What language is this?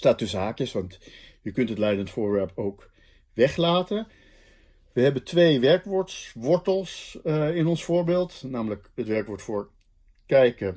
Dutch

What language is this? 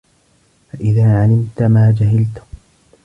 Arabic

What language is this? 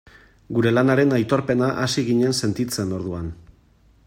Basque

